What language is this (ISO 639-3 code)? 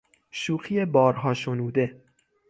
fas